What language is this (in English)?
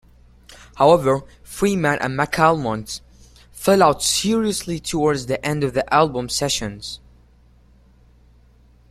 English